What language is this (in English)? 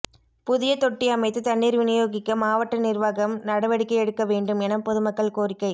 Tamil